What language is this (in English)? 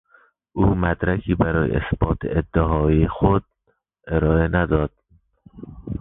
Persian